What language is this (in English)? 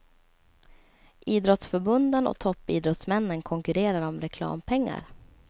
Swedish